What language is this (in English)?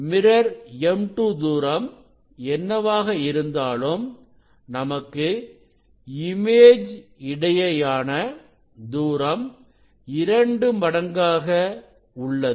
Tamil